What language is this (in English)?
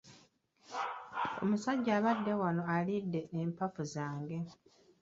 Ganda